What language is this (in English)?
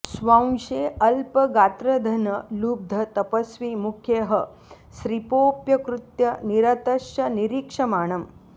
Sanskrit